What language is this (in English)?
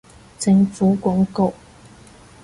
Cantonese